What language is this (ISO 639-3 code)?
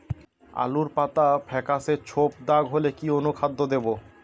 ben